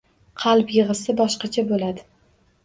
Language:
Uzbek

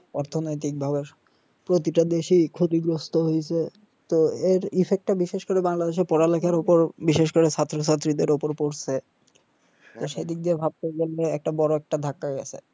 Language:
Bangla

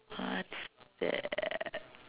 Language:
English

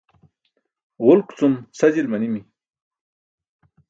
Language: Burushaski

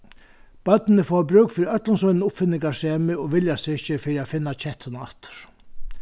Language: Faroese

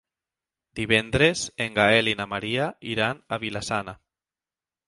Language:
Catalan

